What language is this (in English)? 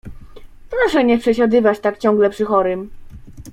Polish